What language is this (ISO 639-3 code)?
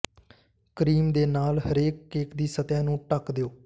pan